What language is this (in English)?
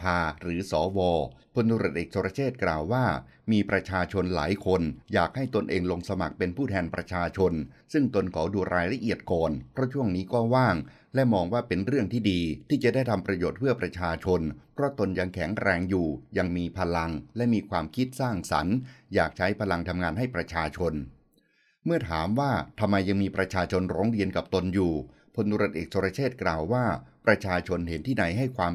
Thai